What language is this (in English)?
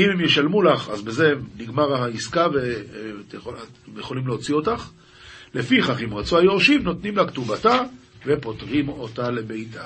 Hebrew